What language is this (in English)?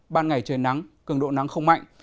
Vietnamese